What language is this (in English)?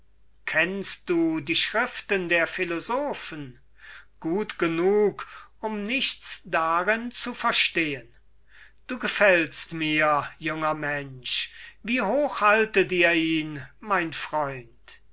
German